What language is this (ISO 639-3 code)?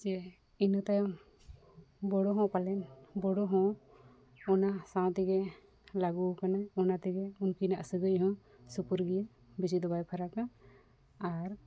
sat